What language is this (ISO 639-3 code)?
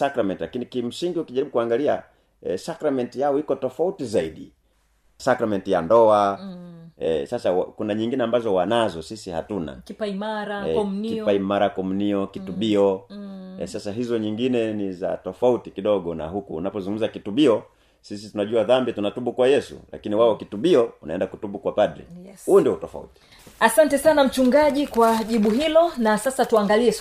swa